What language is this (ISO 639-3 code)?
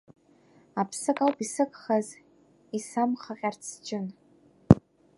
abk